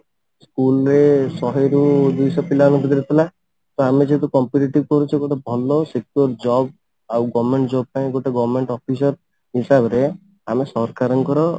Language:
Odia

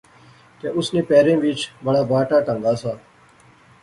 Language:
Pahari-Potwari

